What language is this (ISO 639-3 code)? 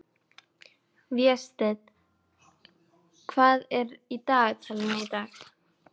isl